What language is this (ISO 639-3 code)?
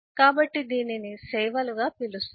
tel